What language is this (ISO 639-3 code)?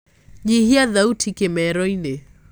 kik